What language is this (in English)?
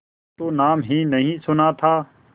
Hindi